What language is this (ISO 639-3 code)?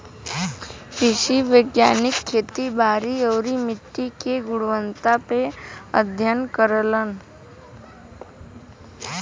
bho